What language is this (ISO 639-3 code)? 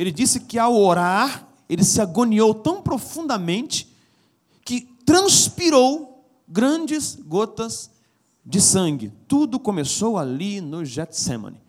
por